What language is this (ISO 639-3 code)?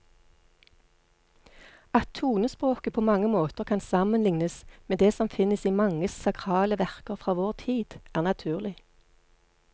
nor